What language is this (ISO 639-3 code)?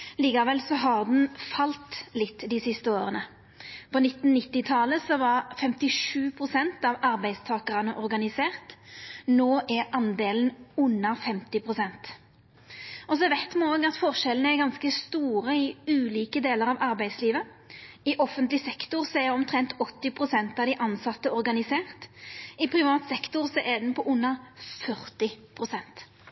nno